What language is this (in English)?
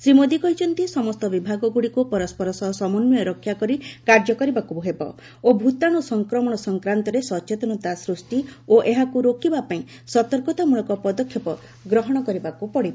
Odia